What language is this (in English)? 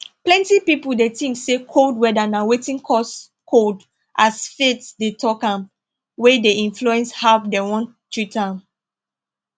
Nigerian Pidgin